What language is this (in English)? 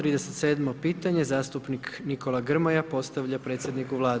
Croatian